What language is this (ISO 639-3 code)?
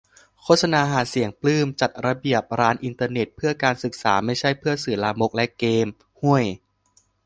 tha